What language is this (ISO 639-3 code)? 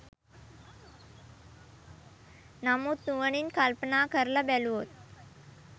sin